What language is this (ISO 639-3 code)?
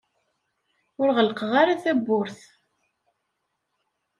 kab